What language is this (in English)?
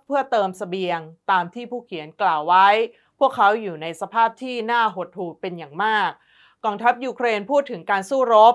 Thai